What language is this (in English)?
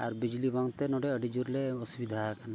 Santali